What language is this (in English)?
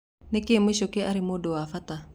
Kikuyu